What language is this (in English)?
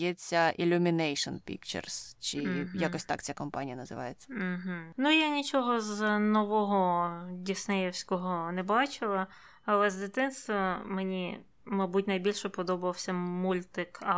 Ukrainian